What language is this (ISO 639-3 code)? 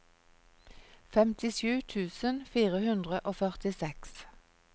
nor